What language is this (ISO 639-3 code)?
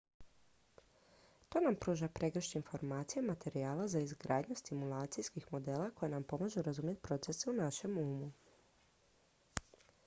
hrv